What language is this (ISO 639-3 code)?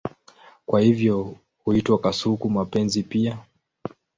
swa